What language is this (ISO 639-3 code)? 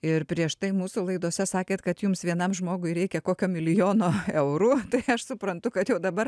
lit